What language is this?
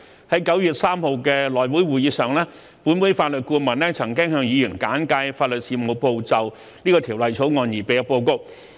Cantonese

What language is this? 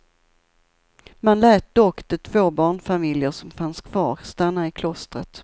Swedish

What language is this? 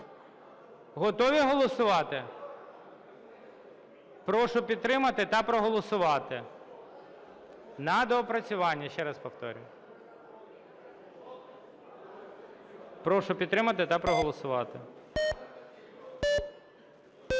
Ukrainian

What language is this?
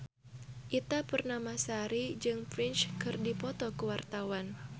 Sundanese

